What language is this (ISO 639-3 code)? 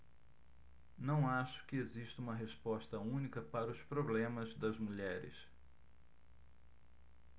por